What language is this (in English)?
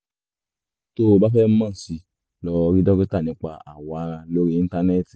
Yoruba